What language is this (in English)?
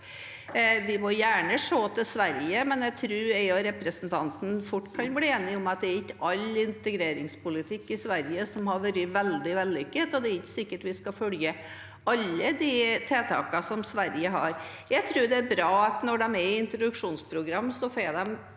Norwegian